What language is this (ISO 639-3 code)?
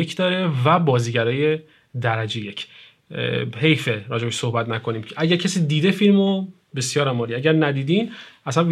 fas